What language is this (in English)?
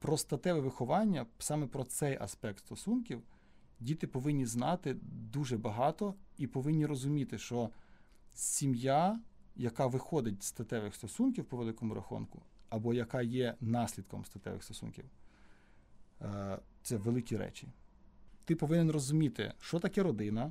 Ukrainian